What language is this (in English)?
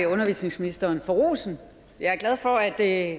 Danish